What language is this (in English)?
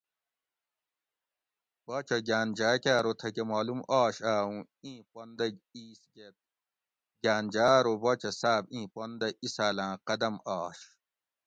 Gawri